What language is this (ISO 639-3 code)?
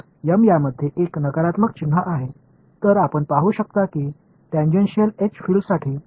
mar